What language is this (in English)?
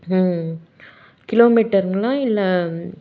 Tamil